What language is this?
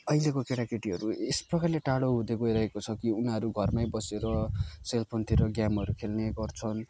Nepali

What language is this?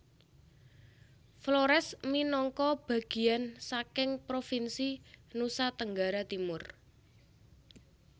Javanese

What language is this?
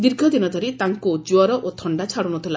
Odia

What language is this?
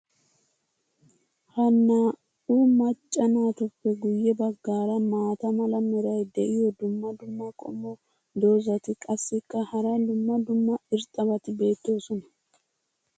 Wolaytta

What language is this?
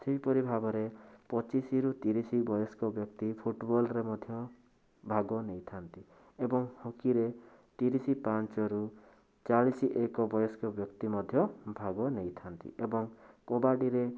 Odia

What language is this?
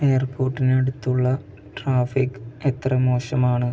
Malayalam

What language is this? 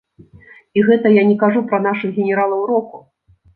Belarusian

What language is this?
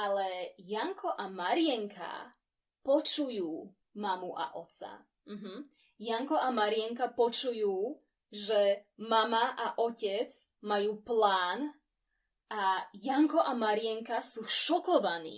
Slovak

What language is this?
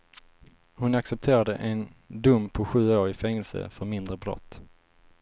Swedish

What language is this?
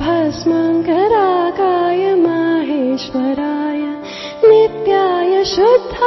Marathi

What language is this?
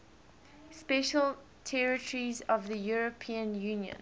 English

